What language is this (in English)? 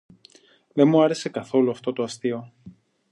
Greek